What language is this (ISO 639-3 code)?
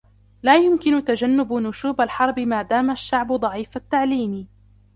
ara